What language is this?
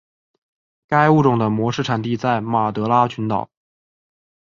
Chinese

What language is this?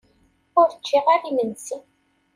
Kabyle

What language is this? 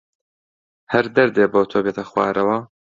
Central Kurdish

